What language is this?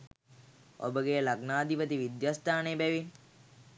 Sinhala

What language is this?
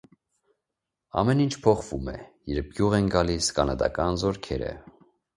Armenian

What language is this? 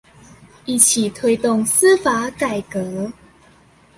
Chinese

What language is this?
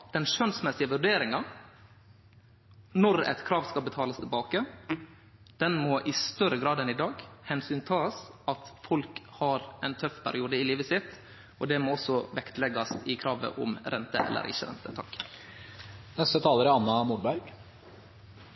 Norwegian Nynorsk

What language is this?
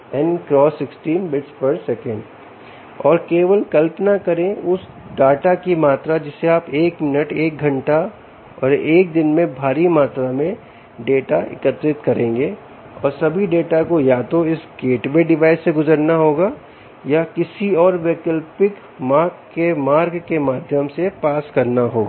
Hindi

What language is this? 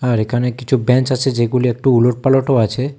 Bangla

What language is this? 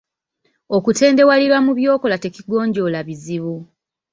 Ganda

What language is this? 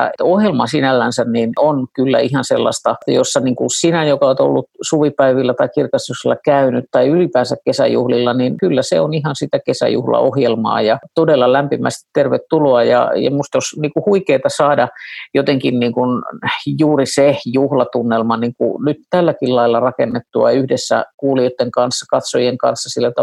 Finnish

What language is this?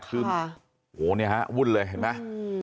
Thai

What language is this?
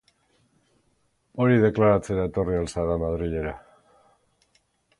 Basque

